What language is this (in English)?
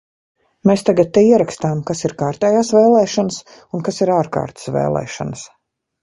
Latvian